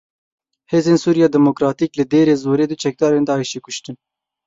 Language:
Kurdish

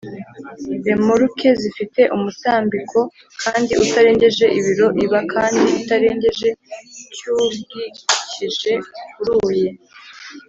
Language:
Kinyarwanda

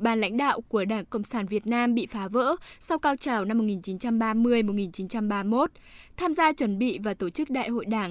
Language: Vietnamese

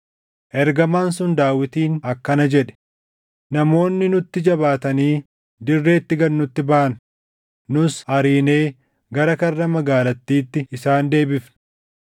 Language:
Oromo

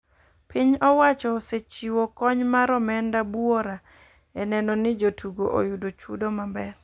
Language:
Luo (Kenya and Tanzania)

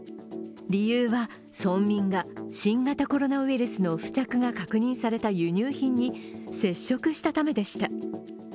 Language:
Japanese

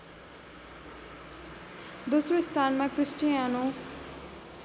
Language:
Nepali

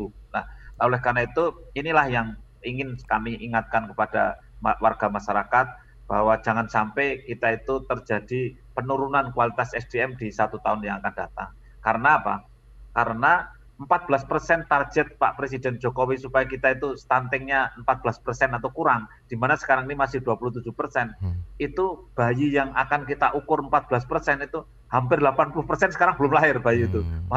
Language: Indonesian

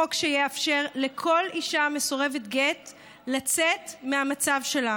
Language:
Hebrew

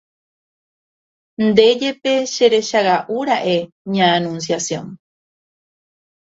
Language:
Guarani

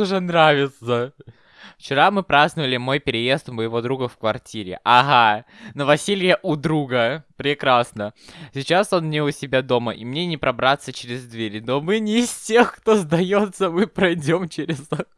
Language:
Russian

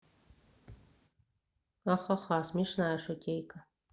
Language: Russian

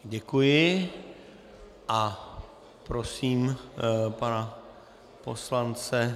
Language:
Czech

